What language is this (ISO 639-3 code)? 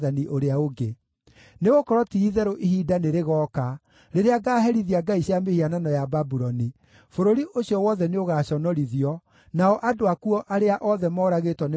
kik